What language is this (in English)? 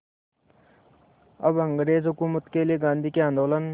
Hindi